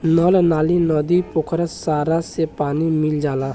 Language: Bhojpuri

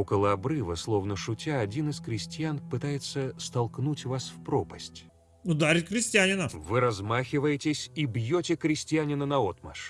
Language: Russian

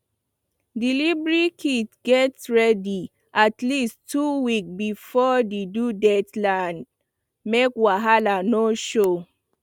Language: Nigerian Pidgin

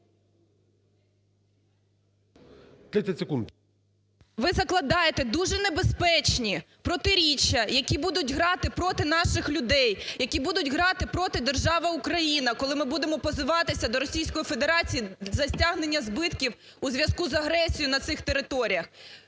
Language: Ukrainian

